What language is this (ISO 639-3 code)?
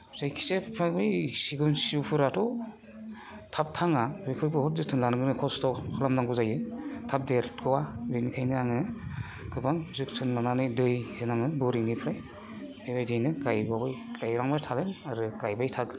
brx